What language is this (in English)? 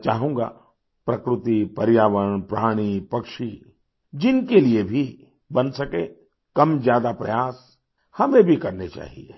Hindi